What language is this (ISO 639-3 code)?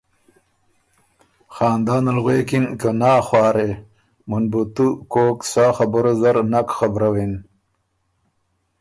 oru